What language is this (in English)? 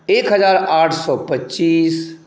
Maithili